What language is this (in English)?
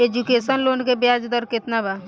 Bhojpuri